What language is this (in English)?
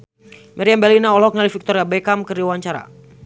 Sundanese